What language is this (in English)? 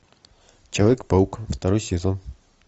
Russian